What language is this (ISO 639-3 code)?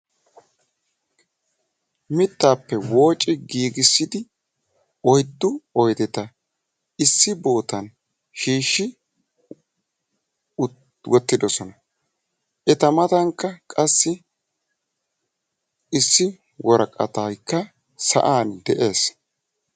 wal